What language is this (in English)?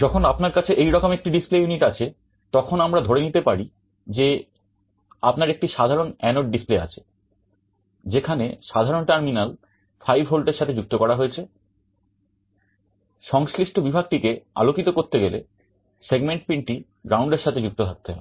Bangla